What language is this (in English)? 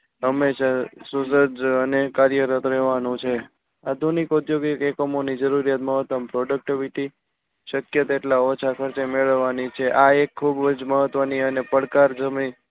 Gujarati